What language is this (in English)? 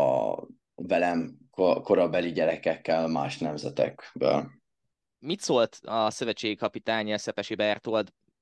Hungarian